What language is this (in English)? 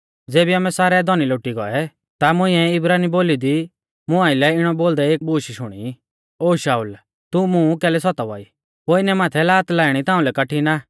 Mahasu Pahari